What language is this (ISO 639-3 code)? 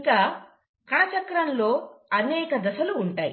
tel